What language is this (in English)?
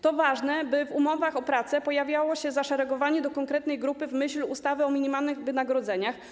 Polish